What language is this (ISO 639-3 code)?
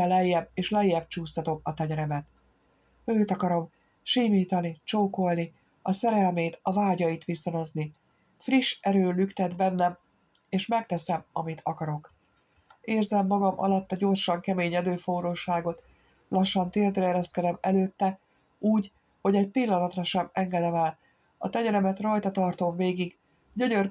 hun